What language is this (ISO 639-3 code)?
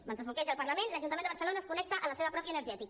cat